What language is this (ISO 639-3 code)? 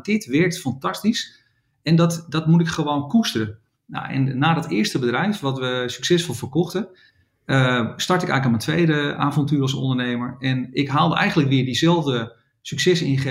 nld